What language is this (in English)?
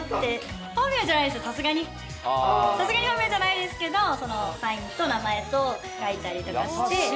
Japanese